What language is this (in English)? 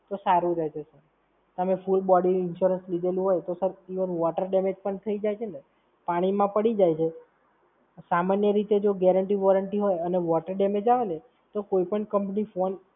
Gujarati